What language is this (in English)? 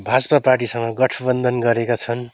Nepali